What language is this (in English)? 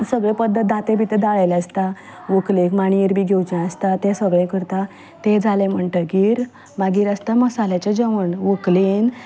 Konkani